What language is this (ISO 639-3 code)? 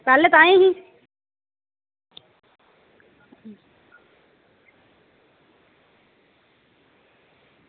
doi